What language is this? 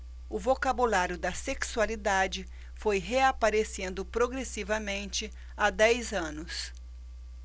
Portuguese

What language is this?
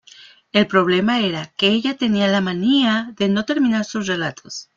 Spanish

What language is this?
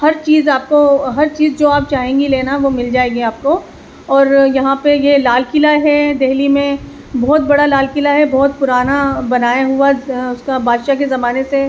Urdu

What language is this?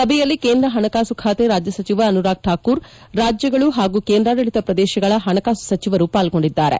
Kannada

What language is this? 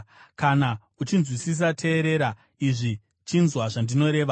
Shona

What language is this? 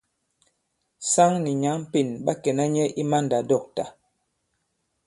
Bankon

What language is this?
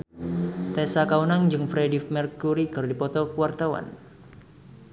Sundanese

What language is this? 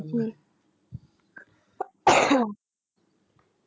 Punjabi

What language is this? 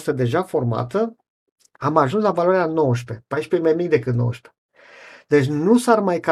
Romanian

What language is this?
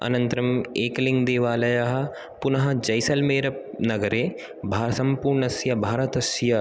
Sanskrit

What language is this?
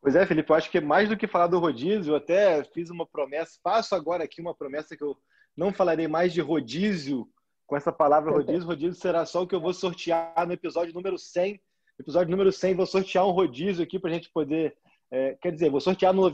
Portuguese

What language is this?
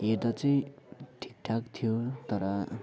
Nepali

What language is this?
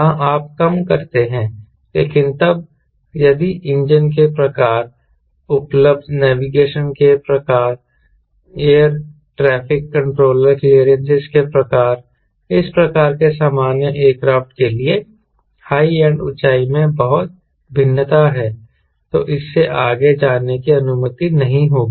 Hindi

